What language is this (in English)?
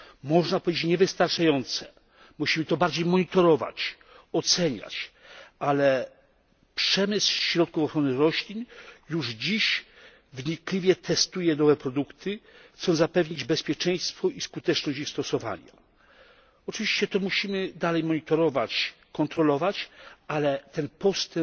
Polish